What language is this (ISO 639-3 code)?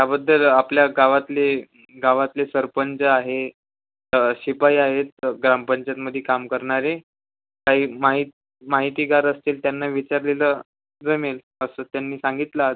mar